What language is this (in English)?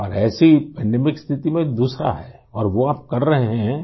Urdu